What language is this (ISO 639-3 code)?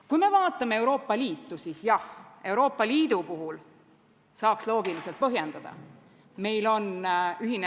est